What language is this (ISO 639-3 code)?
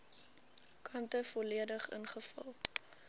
afr